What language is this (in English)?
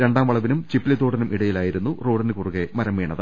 Malayalam